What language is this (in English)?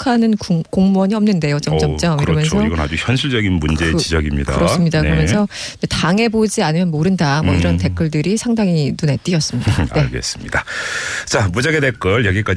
Korean